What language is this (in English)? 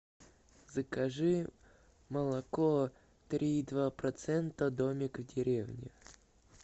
Russian